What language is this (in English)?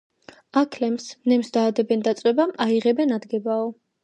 Georgian